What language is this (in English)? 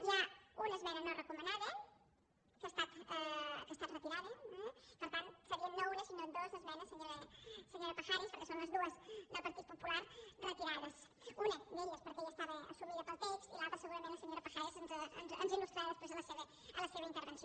Catalan